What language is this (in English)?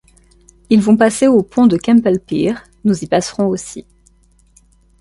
French